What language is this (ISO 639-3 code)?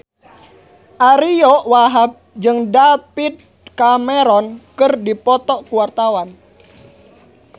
sun